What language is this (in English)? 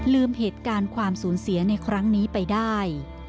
Thai